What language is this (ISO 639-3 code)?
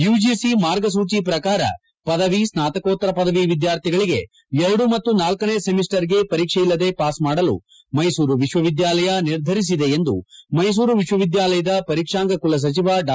kan